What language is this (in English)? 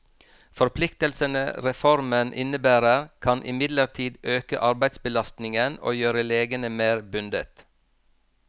Norwegian